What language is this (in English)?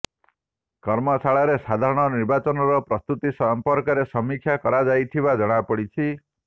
Odia